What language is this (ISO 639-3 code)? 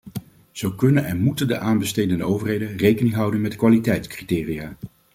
nld